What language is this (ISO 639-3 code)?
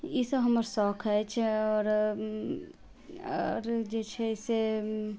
mai